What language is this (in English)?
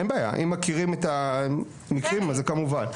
Hebrew